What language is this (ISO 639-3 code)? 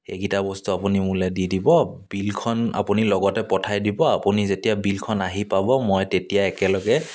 asm